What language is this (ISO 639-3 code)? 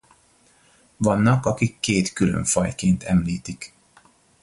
hun